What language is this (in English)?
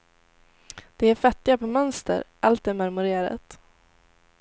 Swedish